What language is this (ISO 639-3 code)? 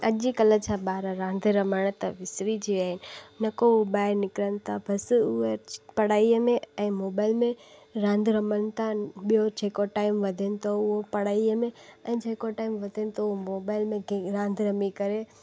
snd